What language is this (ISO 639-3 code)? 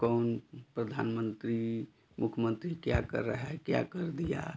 hin